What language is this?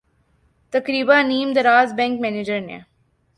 Urdu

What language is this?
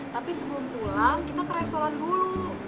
Indonesian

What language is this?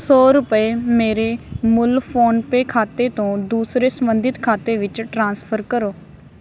Punjabi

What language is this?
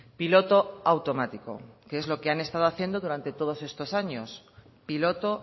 Spanish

